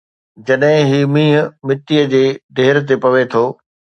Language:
Sindhi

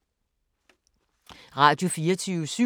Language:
Danish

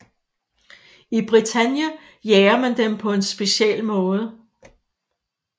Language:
Danish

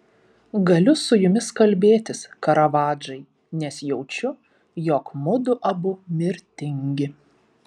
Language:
Lithuanian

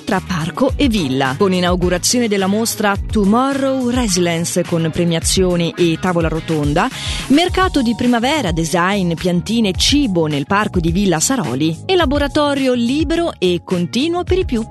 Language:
Italian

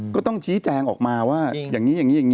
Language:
Thai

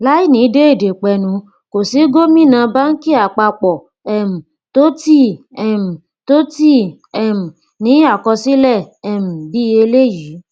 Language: Yoruba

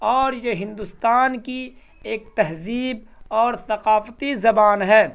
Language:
Urdu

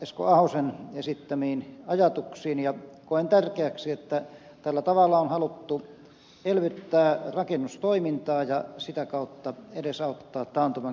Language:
Finnish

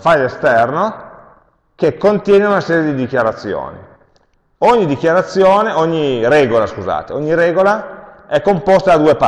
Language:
Italian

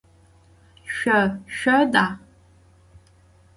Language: Adyghe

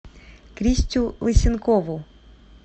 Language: Russian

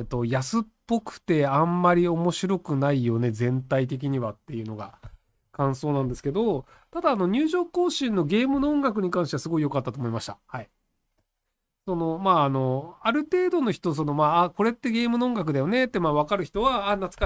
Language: Japanese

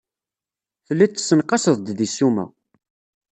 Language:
Kabyle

